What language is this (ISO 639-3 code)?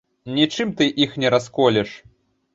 bel